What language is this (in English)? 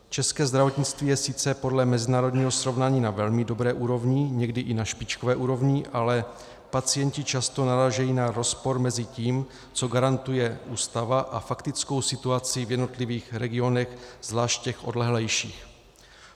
Czech